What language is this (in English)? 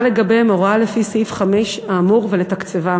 Hebrew